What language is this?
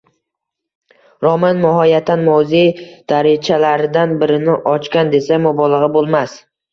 Uzbek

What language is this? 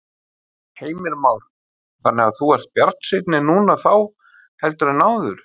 Icelandic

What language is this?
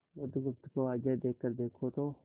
Hindi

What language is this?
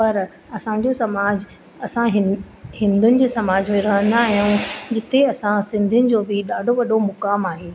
Sindhi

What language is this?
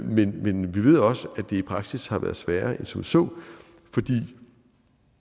Danish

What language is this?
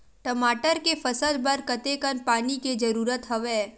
Chhattisgarhi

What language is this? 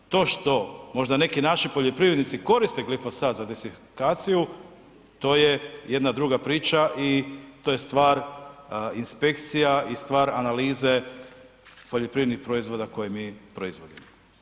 Croatian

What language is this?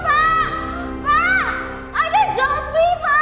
Indonesian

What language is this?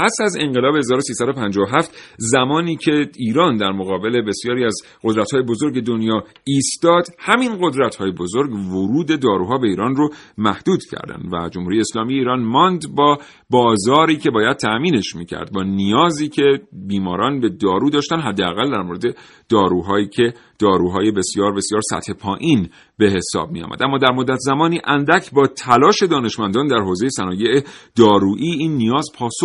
Persian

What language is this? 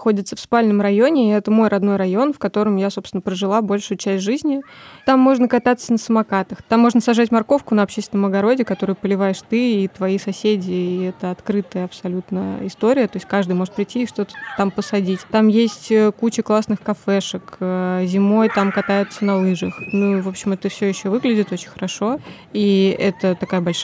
Russian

